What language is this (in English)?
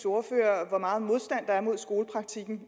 Danish